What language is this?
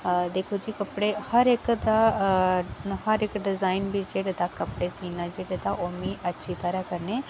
Dogri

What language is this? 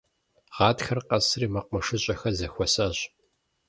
Kabardian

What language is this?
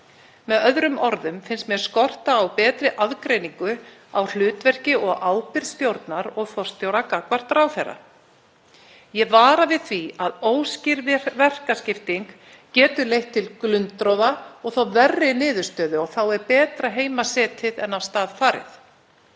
Icelandic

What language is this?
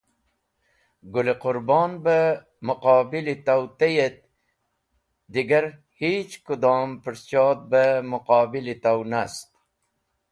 Wakhi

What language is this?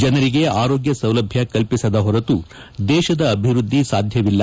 Kannada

